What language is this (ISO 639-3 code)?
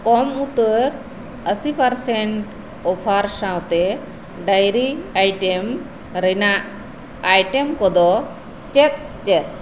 sat